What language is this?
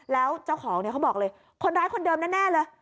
Thai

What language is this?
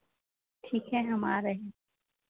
Hindi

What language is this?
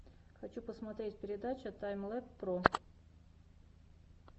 Russian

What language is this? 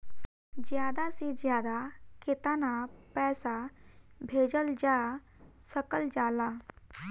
Bhojpuri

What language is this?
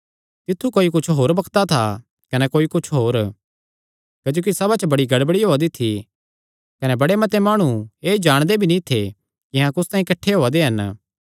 Kangri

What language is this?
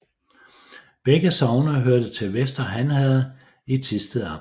Danish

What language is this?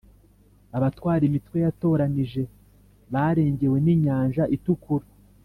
Kinyarwanda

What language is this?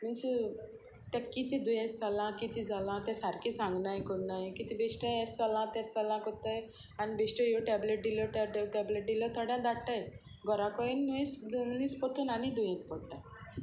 Konkani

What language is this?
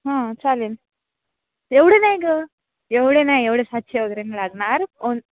Marathi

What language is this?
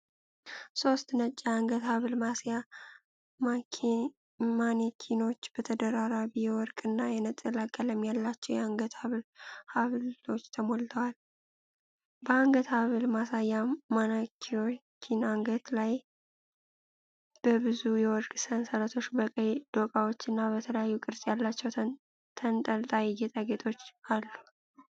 Amharic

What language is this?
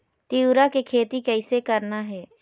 Chhattisgarhi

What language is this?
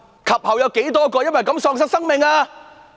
Cantonese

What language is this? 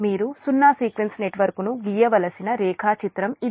Telugu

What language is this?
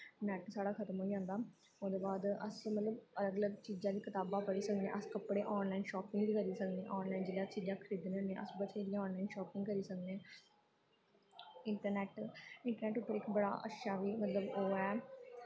Dogri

